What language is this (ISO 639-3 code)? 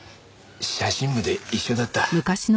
jpn